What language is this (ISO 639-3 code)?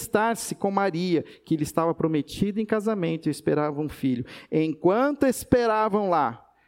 por